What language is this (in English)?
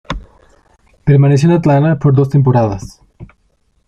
Spanish